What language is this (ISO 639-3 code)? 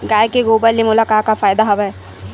hne